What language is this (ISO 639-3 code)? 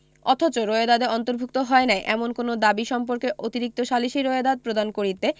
ben